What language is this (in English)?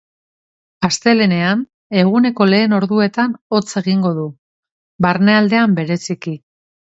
Basque